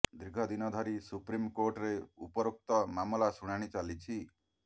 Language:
Odia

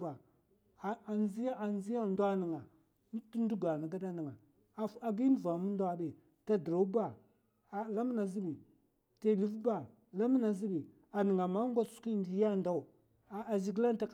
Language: Mafa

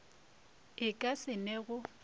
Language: Northern Sotho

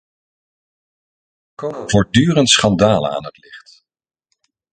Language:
Dutch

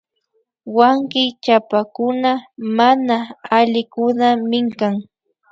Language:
Imbabura Highland Quichua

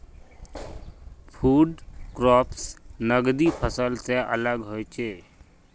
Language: Magahi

